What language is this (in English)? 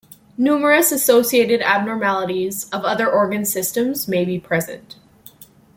English